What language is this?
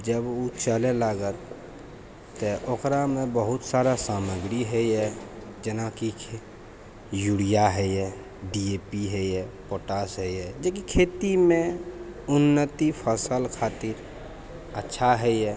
Maithili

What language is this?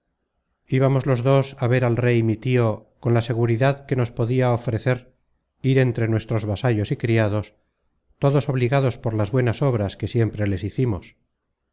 Spanish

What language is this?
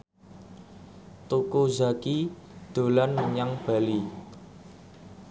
Javanese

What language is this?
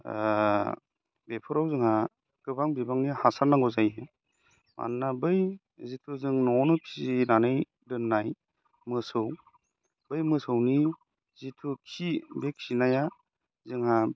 Bodo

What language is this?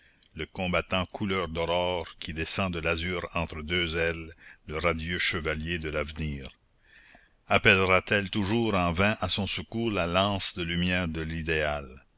French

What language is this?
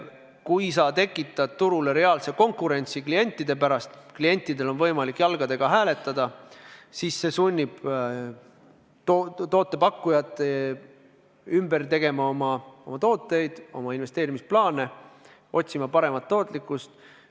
Estonian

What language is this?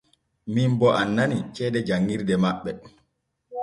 Borgu Fulfulde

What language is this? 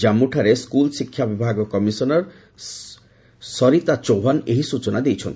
Odia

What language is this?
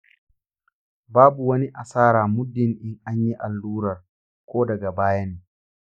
Hausa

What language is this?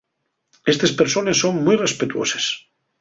Asturian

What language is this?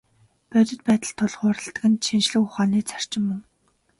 Mongolian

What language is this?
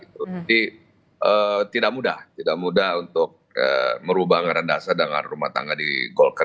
Indonesian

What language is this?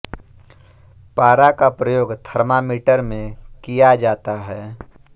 Hindi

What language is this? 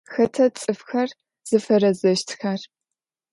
Adyghe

